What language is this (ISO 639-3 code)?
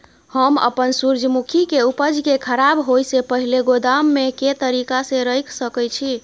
mai